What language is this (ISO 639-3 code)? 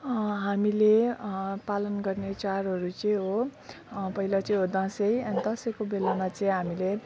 nep